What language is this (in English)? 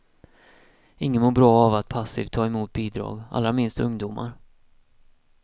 Swedish